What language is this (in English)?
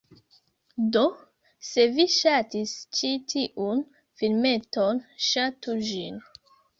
Esperanto